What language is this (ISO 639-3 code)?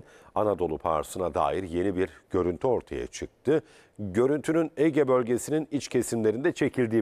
tur